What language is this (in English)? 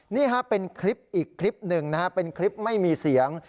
Thai